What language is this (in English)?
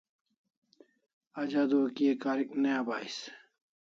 Kalasha